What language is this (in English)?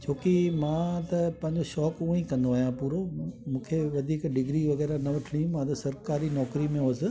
Sindhi